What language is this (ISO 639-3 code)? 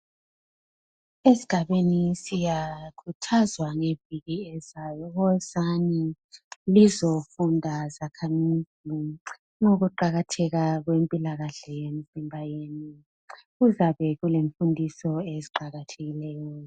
nde